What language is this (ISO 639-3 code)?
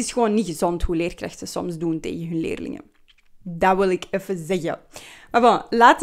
nld